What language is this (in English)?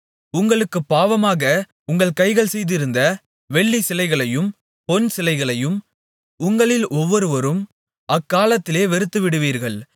Tamil